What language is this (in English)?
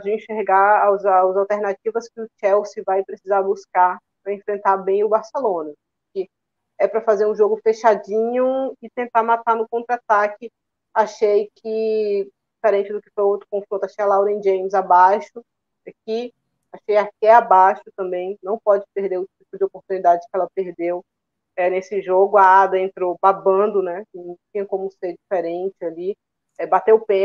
Portuguese